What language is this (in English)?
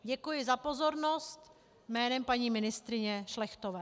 Czech